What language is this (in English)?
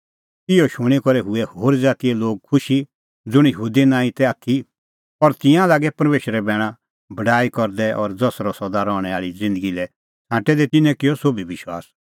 Kullu Pahari